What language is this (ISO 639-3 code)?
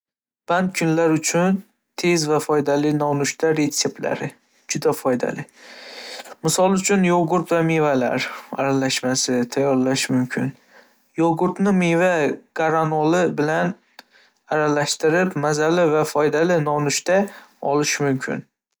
uzb